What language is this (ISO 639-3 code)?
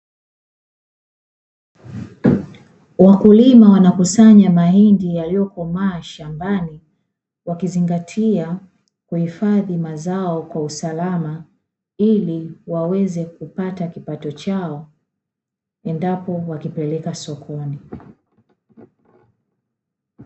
swa